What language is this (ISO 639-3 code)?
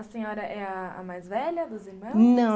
por